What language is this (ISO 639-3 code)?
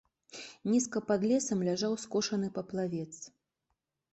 bel